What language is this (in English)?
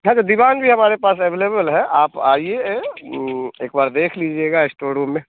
Hindi